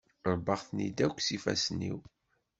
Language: Kabyle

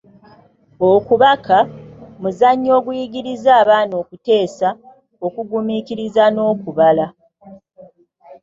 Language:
Ganda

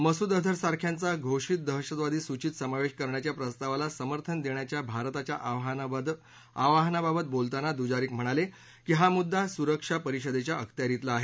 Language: Marathi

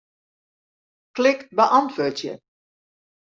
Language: Western Frisian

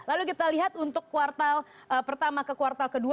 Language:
Indonesian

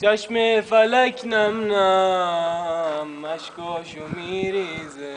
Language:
Persian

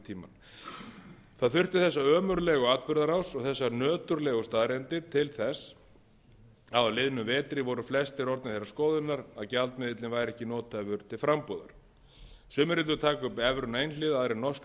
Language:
Icelandic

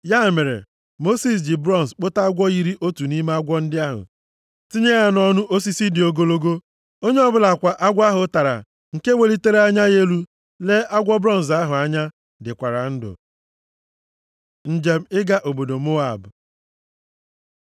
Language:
Igbo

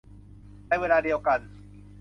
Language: Thai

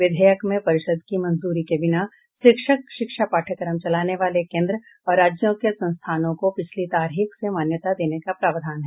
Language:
Hindi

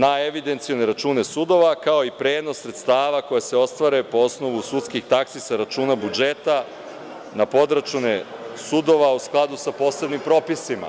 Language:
Serbian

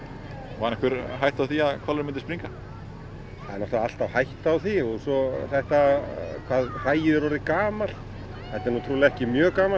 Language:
Icelandic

